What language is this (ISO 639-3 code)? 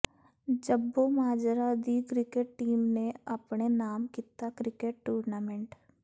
pan